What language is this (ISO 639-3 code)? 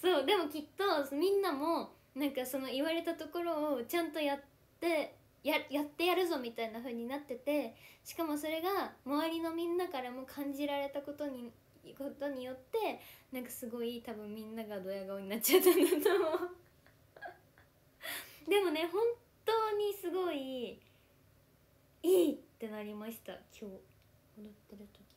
jpn